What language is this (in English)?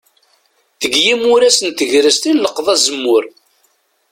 Kabyle